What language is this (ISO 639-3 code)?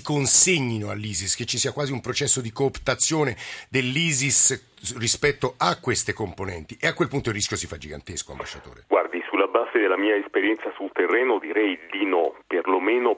ita